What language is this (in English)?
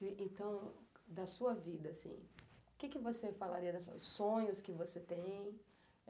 Portuguese